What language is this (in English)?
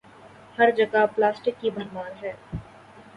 Urdu